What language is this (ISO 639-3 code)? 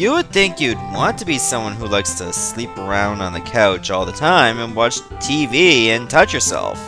eng